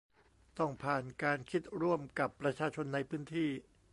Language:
Thai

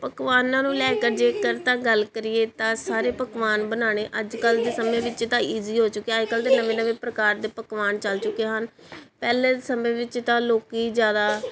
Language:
Punjabi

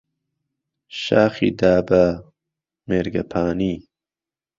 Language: Central Kurdish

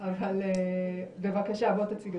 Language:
Hebrew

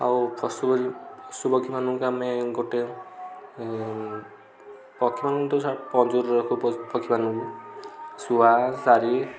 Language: Odia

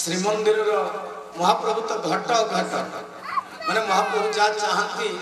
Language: Hindi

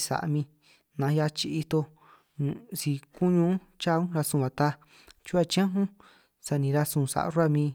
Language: San Martín Itunyoso Triqui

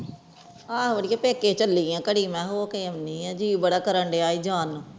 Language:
Punjabi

